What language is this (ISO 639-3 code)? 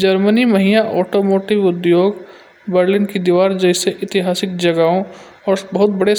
bjj